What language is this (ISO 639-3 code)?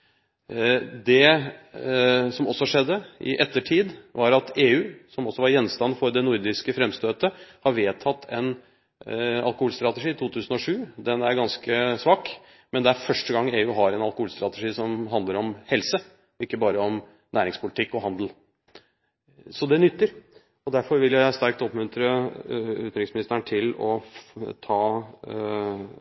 nob